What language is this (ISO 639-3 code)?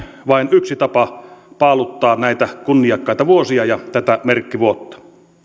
fin